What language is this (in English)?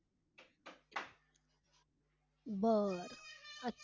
Marathi